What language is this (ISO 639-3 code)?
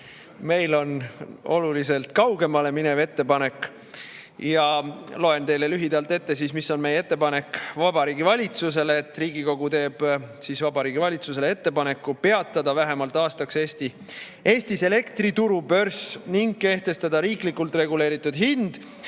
est